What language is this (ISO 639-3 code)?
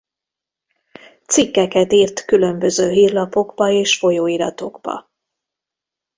hun